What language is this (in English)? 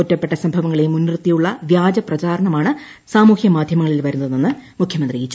Malayalam